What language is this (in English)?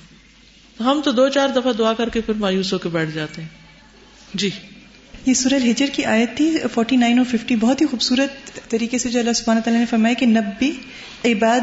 Urdu